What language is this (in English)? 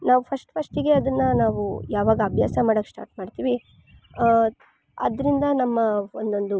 Kannada